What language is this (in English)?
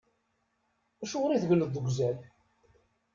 Kabyle